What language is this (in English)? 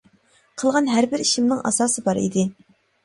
Uyghur